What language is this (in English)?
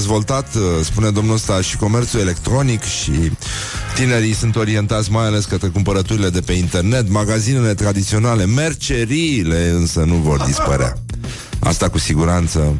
Romanian